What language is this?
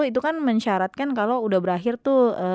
Indonesian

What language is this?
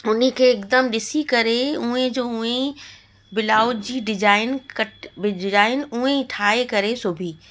Sindhi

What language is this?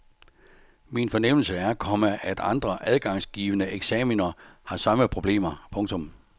Danish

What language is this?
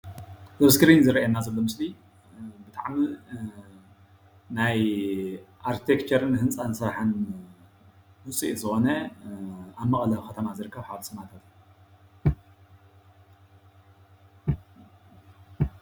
Tigrinya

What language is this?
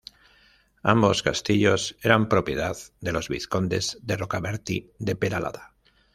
Spanish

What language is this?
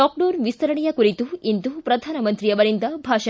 Kannada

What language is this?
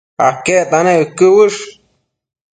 Matsés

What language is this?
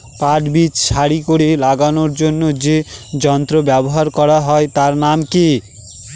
Bangla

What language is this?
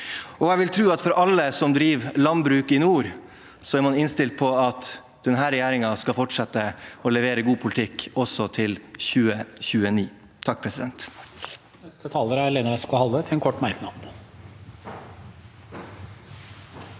Norwegian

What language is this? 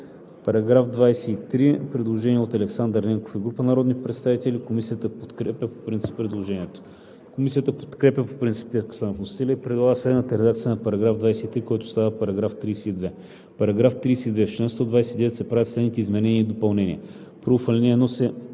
Bulgarian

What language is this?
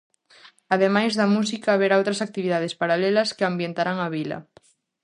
Galician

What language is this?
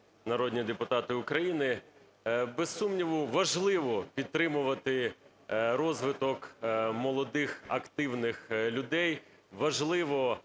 Ukrainian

